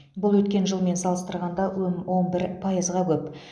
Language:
Kazakh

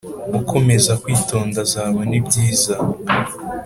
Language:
Kinyarwanda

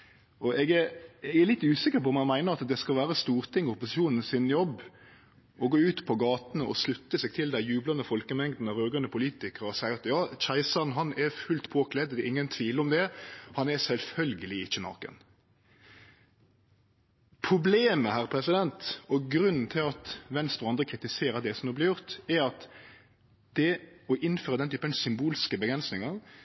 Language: Norwegian Nynorsk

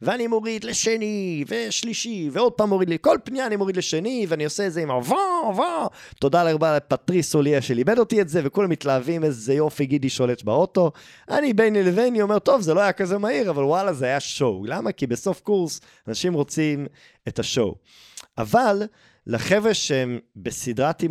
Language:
Hebrew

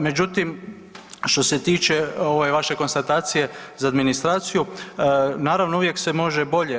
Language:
Croatian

